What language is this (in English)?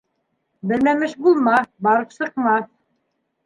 Bashkir